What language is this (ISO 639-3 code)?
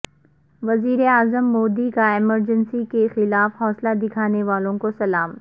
urd